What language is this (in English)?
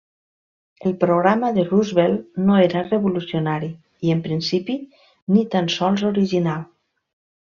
Catalan